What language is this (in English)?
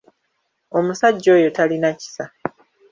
Ganda